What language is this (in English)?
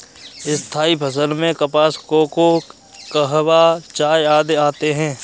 Hindi